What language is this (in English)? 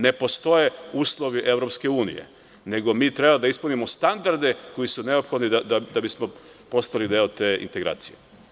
Serbian